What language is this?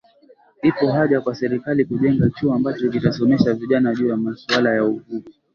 Swahili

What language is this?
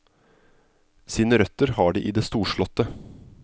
Norwegian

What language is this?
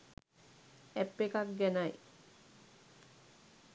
Sinhala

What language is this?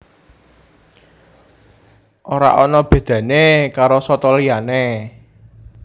Javanese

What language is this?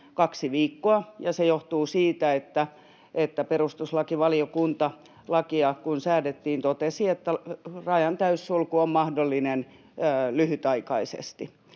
Finnish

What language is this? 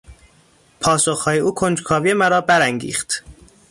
Persian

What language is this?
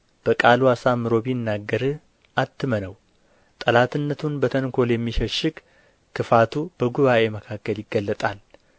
Amharic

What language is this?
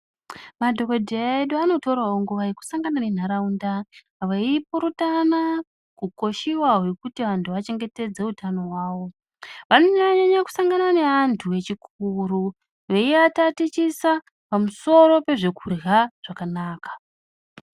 Ndau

